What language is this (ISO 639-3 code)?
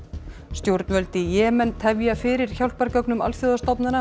isl